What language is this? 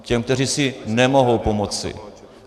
Czech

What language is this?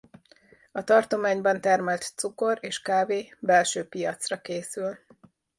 Hungarian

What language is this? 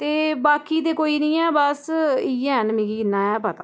Dogri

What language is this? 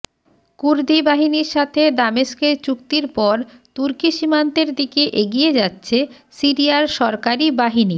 Bangla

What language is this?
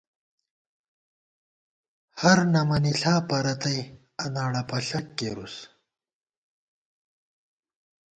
Gawar-Bati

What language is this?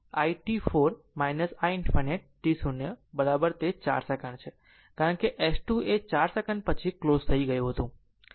Gujarati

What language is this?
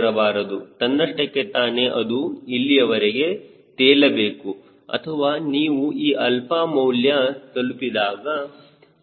Kannada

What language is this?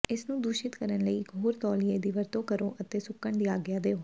Punjabi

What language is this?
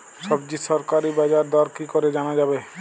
Bangla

